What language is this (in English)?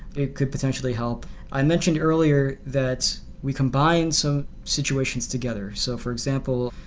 English